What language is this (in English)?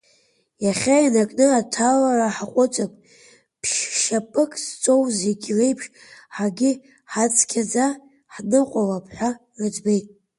Abkhazian